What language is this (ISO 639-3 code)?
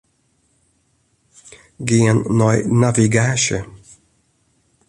fry